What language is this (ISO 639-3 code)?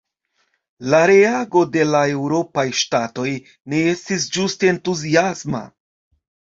epo